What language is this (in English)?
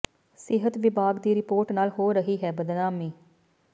Punjabi